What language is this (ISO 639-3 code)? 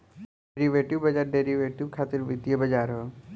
bho